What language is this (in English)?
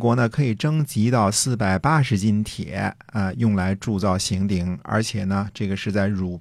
Chinese